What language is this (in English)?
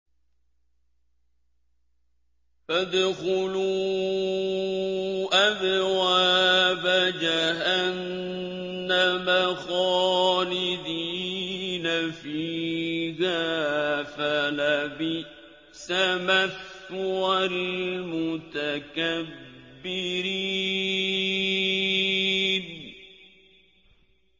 Arabic